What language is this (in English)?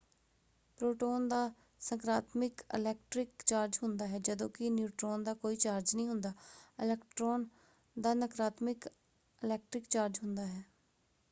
Punjabi